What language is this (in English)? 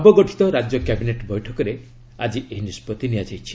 Odia